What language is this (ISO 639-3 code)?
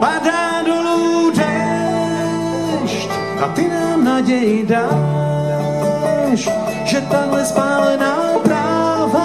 ces